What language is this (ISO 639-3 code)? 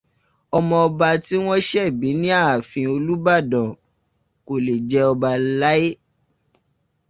yor